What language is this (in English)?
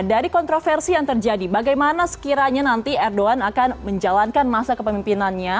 Indonesian